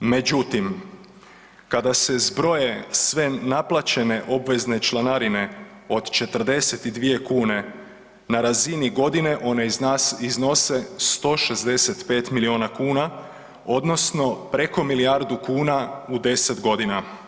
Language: Croatian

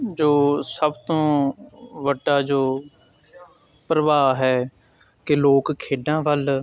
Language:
Punjabi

